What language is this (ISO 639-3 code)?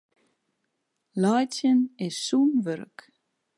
fry